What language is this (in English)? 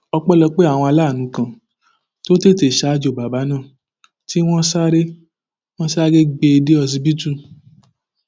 Yoruba